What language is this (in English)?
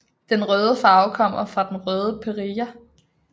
Danish